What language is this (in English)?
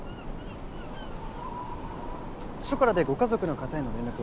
Japanese